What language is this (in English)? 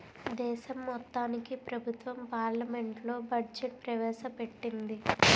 Telugu